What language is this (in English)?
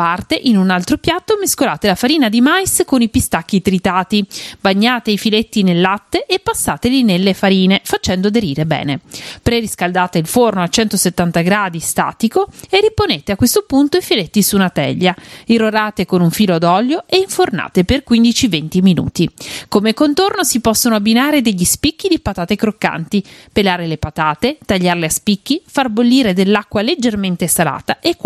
Italian